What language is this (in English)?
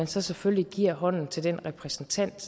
Danish